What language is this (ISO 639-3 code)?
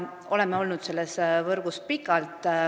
est